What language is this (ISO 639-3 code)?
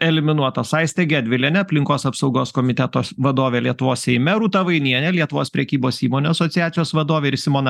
lit